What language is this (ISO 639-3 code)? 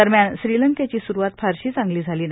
mar